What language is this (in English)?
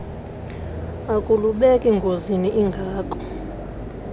Xhosa